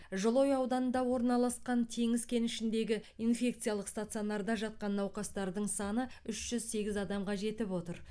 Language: Kazakh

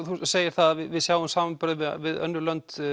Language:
Icelandic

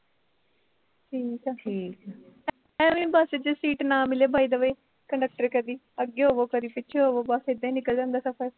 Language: Punjabi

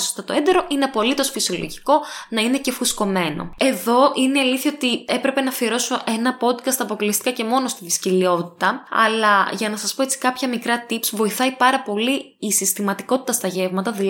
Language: Greek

